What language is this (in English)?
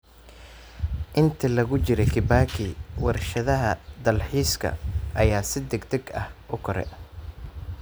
Somali